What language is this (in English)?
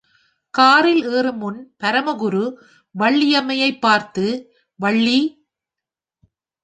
Tamil